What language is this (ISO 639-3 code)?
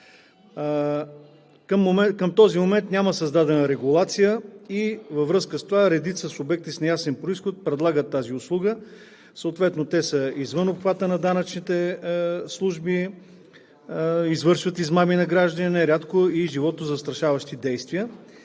bul